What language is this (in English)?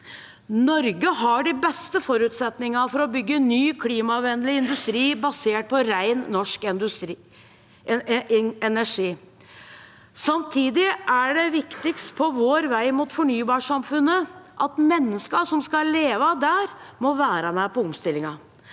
Norwegian